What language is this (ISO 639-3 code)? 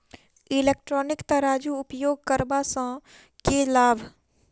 mai